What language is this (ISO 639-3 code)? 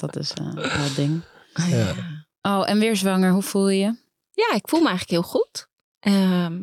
nld